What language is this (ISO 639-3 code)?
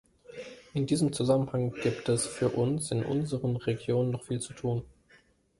deu